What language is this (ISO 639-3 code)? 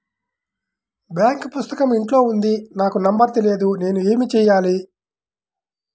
tel